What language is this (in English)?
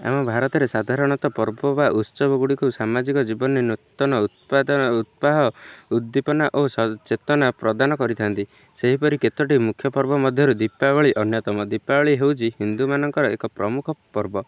Odia